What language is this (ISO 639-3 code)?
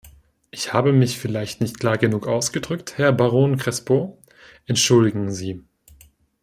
deu